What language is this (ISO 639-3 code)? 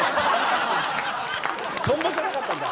jpn